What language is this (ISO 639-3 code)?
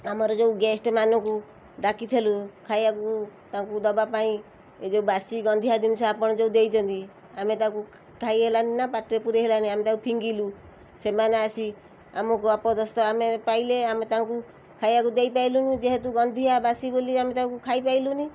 ori